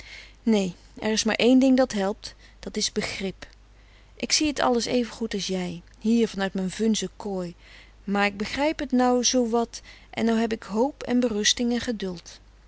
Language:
Dutch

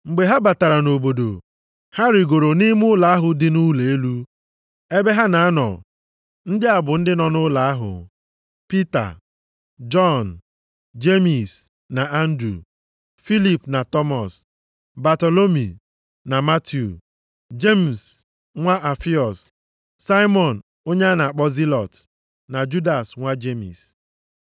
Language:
Igbo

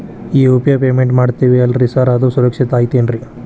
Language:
Kannada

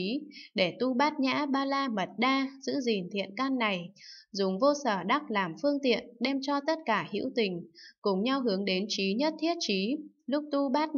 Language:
Vietnamese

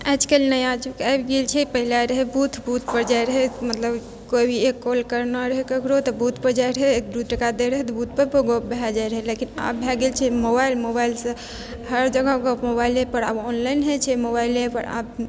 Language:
Maithili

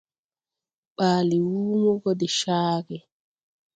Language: Tupuri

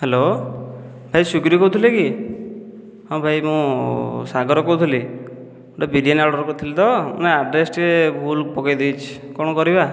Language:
Odia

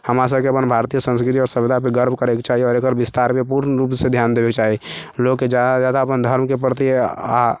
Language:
Maithili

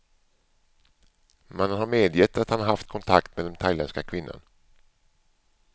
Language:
Swedish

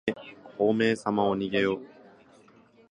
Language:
Japanese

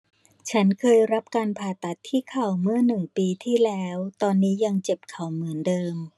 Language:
Thai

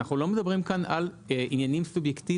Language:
Hebrew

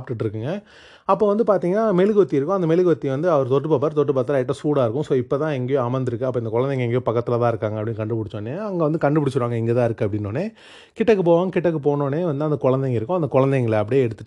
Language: Tamil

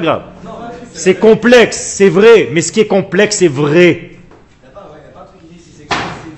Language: French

